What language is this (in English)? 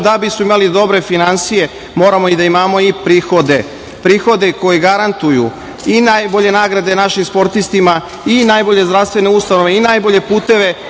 Serbian